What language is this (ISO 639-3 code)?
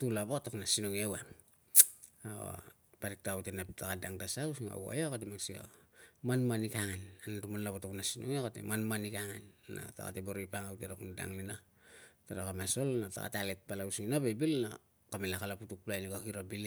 lcm